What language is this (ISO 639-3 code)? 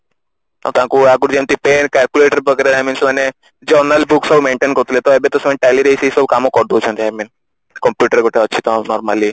ori